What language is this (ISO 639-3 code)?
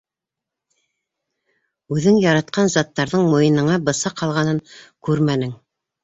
bak